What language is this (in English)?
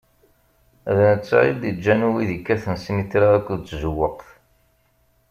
Kabyle